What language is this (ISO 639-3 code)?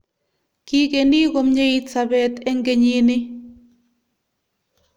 kln